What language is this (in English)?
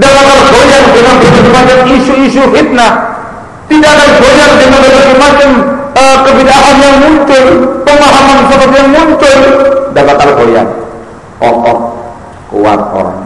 Indonesian